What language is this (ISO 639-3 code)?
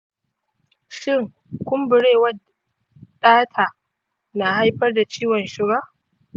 hau